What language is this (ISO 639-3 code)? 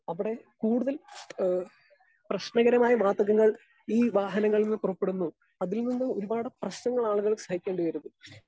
mal